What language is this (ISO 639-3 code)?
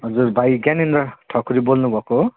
nep